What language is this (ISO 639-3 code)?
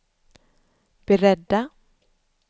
swe